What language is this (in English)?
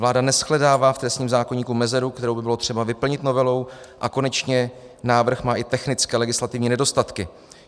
Czech